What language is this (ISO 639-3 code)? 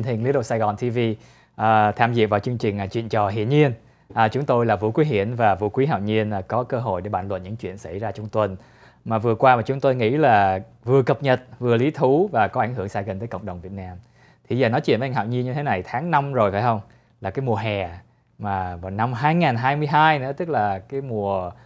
vie